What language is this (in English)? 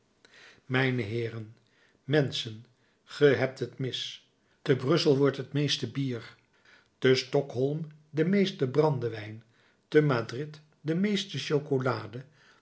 Dutch